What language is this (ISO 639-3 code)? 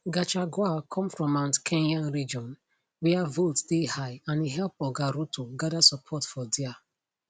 pcm